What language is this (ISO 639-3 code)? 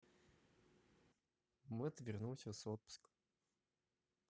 rus